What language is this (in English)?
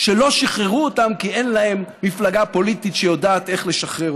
Hebrew